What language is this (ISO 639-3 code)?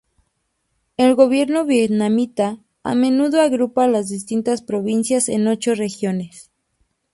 spa